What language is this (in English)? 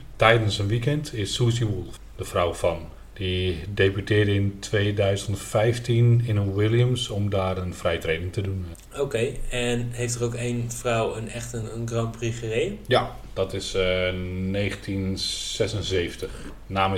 Dutch